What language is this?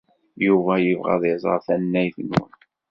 Kabyle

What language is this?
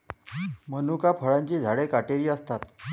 Marathi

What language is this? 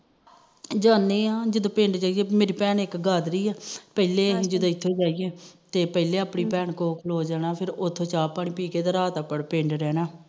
Punjabi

